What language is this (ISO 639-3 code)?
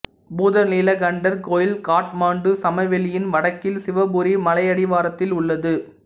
tam